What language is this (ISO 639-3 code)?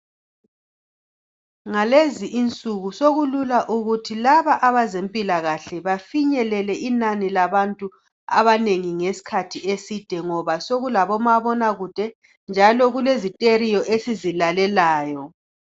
nde